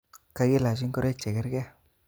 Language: Kalenjin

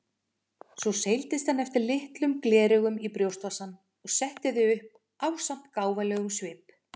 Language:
Icelandic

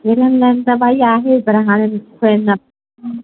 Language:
Sindhi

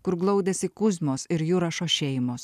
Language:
Lithuanian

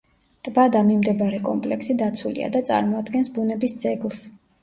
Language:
Georgian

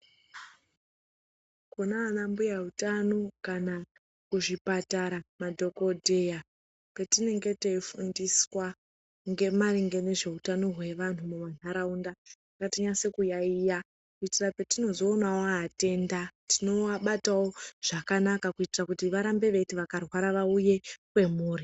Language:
Ndau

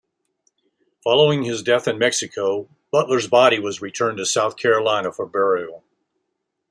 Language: English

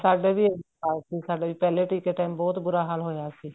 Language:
Punjabi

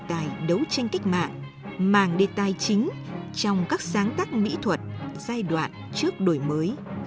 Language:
Vietnamese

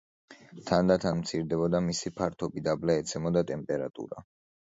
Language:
Georgian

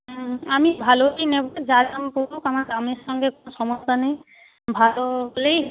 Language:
Bangla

